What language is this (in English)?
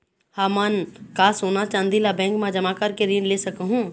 Chhattisgarhi